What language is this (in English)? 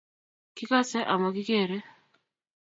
Kalenjin